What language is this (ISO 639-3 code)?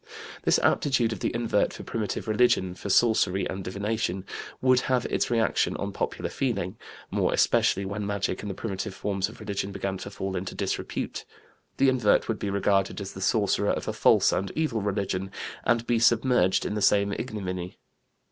eng